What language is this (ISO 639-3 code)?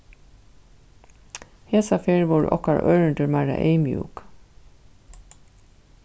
fao